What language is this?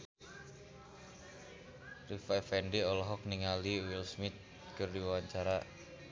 Sundanese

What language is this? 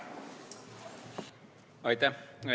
Estonian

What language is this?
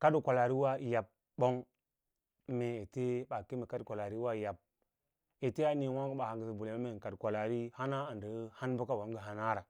Lala-Roba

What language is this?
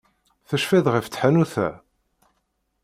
Kabyle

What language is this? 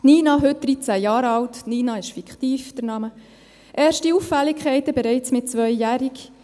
Swiss German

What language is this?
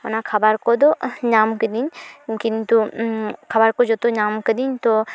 Santali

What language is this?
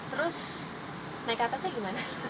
Indonesian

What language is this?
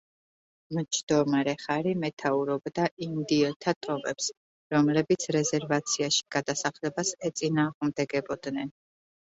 Georgian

